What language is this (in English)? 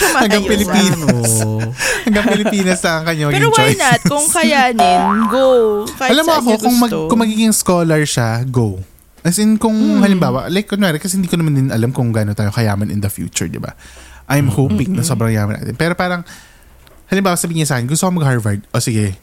Filipino